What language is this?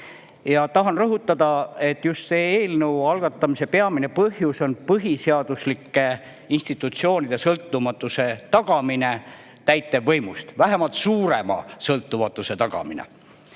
Estonian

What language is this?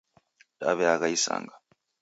Taita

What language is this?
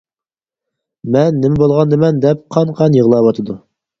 Uyghur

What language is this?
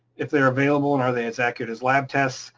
English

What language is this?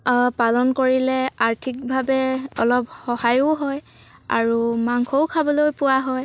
Assamese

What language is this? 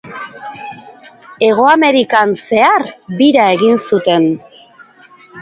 Basque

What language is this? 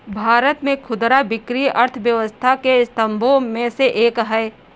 Hindi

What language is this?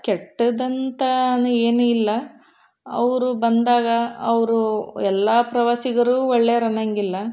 Kannada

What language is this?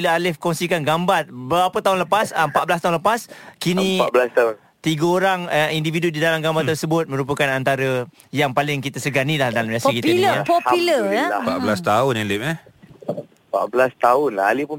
Malay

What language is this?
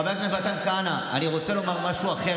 Hebrew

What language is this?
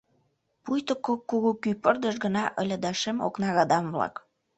Mari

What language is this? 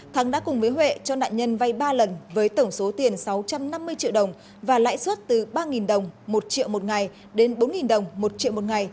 Vietnamese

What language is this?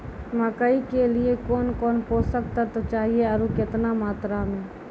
Maithili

